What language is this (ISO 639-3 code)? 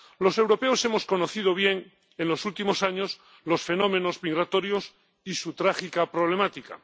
spa